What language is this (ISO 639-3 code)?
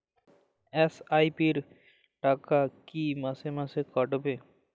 ben